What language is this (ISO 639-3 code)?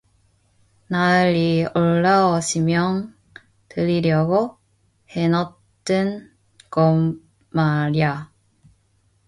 kor